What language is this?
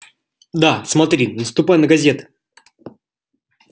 Russian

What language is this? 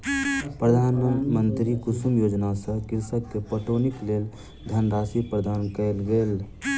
Maithili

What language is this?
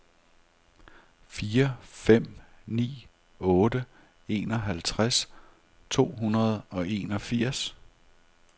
Danish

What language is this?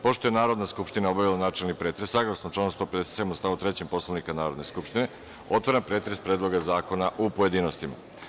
Serbian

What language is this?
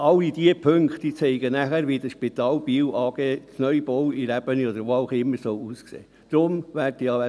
Swiss German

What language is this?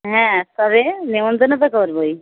Bangla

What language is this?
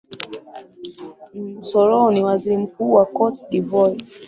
Swahili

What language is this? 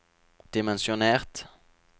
Norwegian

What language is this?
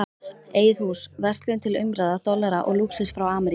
Icelandic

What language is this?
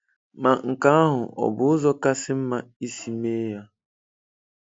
Igbo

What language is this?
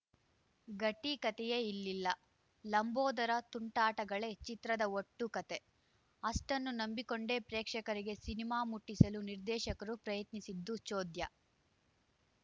Kannada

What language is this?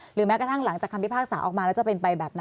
Thai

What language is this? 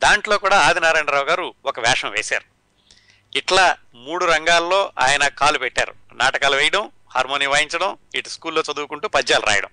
Telugu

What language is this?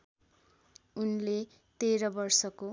Nepali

